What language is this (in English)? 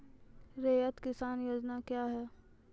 Maithili